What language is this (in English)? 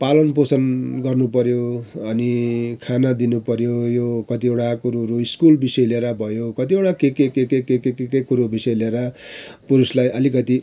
Nepali